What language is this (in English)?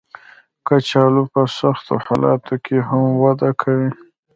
Pashto